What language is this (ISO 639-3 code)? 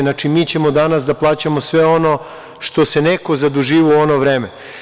srp